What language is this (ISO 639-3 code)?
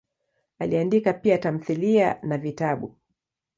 swa